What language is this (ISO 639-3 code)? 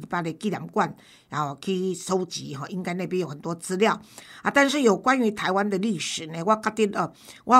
zho